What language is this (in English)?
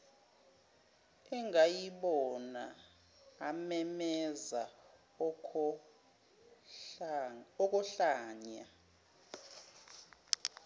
Zulu